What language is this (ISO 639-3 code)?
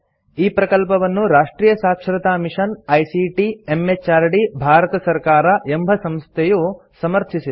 kan